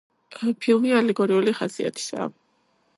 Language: Georgian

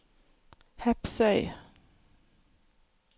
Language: Norwegian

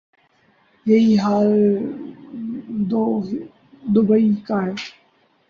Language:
Urdu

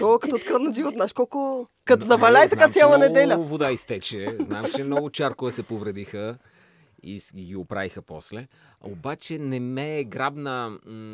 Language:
Bulgarian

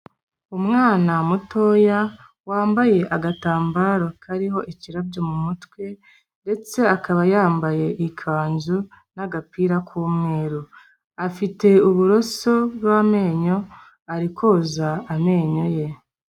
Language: Kinyarwanda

